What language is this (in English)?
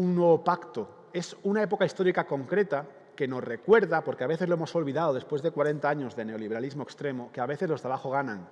Spanish